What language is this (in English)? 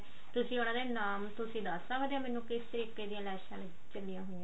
Punjabi